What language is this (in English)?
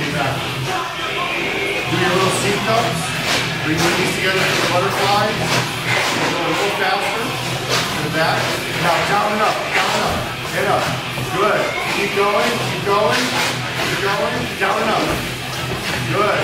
English